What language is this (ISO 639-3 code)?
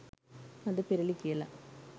sin